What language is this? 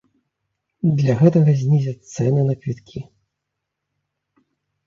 Belarusian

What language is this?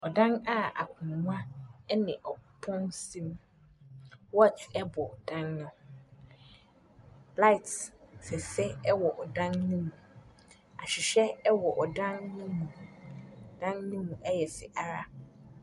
Akan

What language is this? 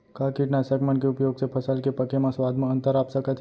Chhattisgarhi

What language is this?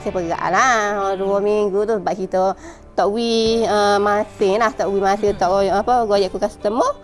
Malay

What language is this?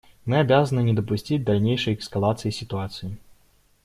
Russian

